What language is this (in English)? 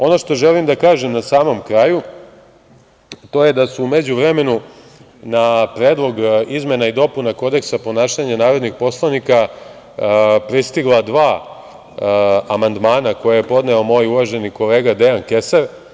Serbian